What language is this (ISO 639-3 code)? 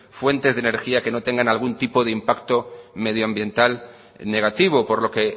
spa